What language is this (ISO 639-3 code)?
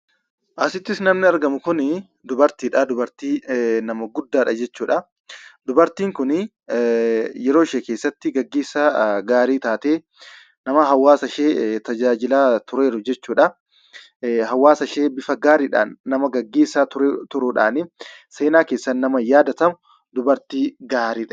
orm